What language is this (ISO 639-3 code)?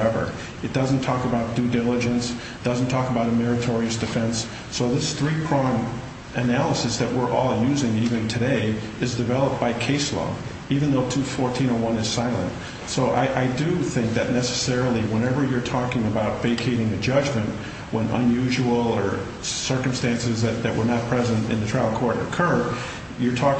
eng